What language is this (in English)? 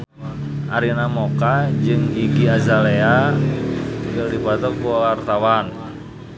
Sundanese